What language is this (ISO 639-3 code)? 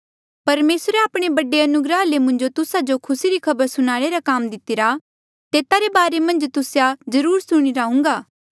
mjl